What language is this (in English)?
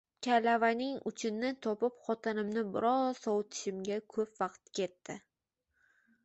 Uzbek